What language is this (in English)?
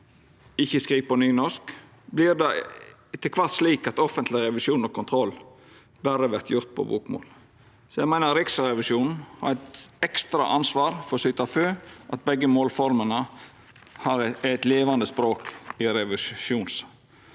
Norwegian